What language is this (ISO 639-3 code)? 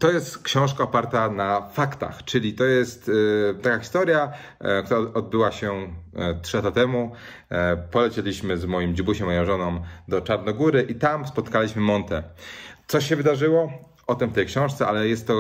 pol